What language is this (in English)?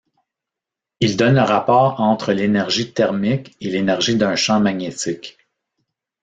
French